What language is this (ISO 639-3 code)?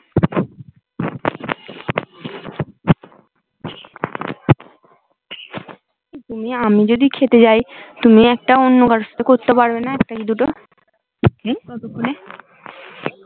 ben